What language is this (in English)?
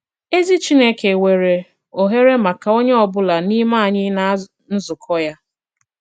Igbo